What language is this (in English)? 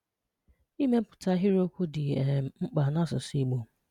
Igbo